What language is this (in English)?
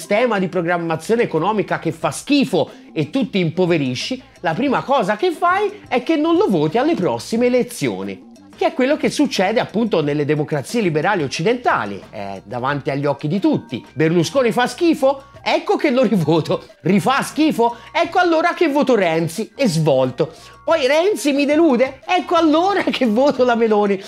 Italian